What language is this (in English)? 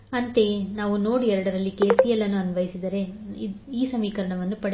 Kannada